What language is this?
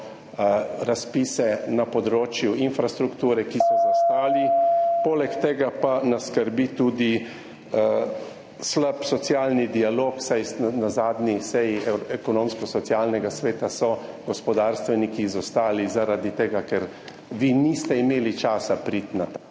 Slovenian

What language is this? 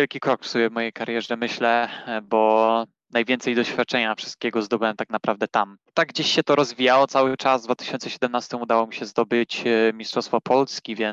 Polish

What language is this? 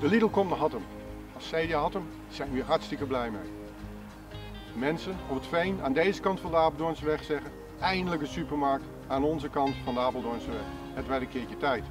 Dutch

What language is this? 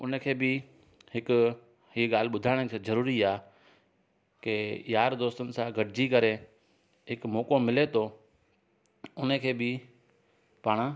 Sindhi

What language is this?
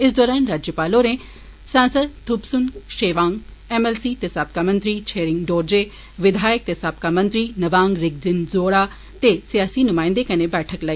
Dogri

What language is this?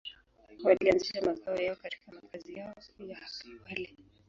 Swahili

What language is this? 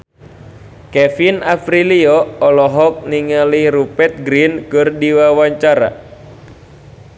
Sundanese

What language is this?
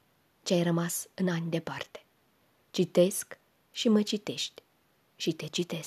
Romanian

